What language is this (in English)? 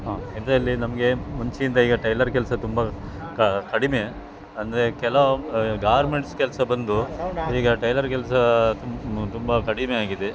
Kannada